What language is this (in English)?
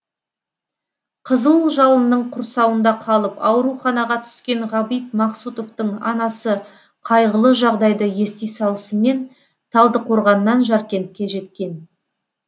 Kazakh